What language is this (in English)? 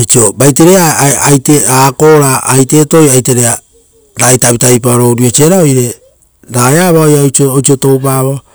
Rotokas